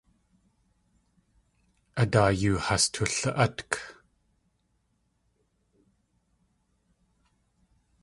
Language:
Tlingit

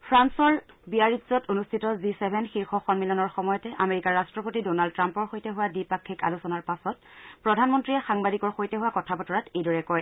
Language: Assamese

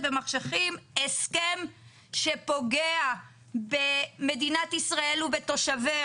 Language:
Hebrew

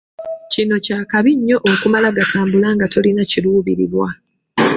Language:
Ganda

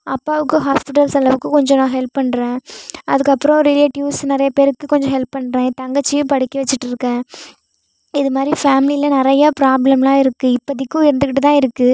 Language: Tamil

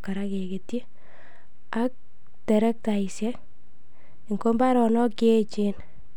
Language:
Kalenjin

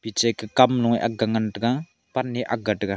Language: Wancho Naga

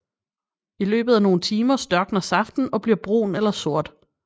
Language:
Danish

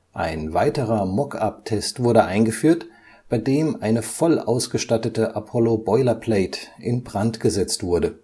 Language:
German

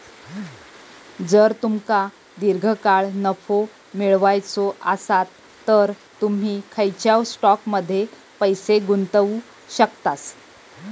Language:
Marathi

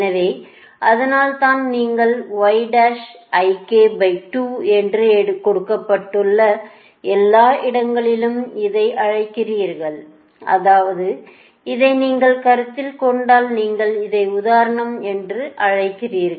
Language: Tamil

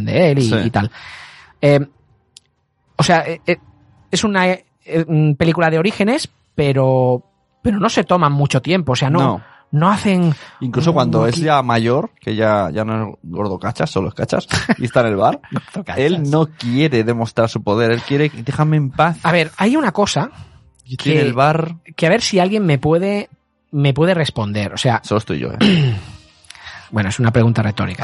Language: Spanish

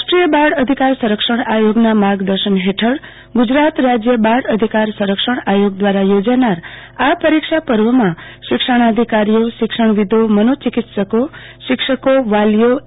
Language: Gujarati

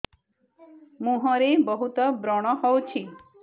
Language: Odia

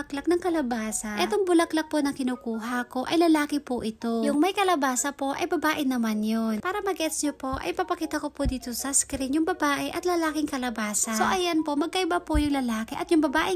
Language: Filipino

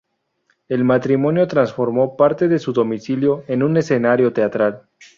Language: Spanish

